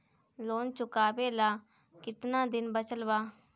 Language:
Bhojpuri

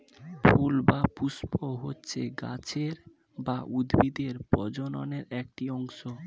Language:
Bangla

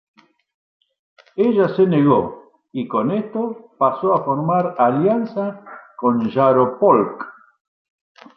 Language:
Spanish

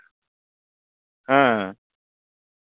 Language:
Santali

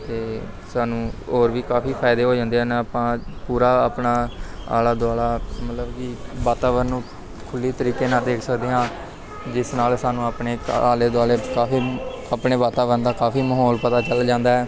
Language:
Punjabi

